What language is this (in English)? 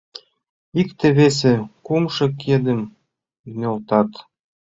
Mari